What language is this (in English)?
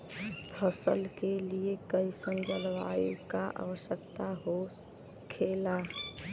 Bhojpuri